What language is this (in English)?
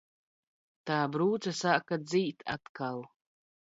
Latvian